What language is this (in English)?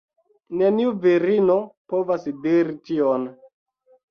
Esperanto